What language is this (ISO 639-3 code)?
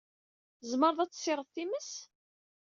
kab